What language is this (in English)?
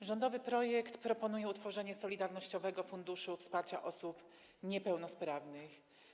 Polish